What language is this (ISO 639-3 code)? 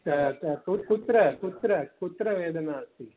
san